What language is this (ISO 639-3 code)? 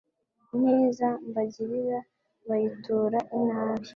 kin